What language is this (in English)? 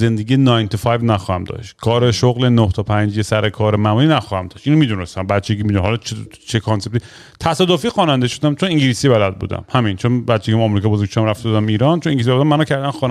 Persian